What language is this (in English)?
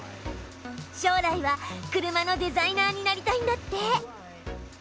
Japanese